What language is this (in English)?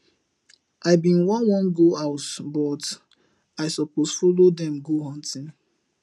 Nigerian Pidgin